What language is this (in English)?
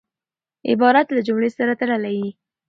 Pashto